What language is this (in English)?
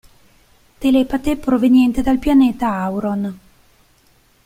Italian